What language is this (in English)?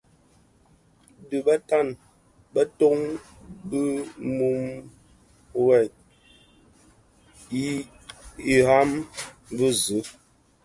Bafia